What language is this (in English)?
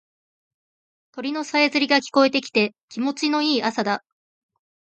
Japanese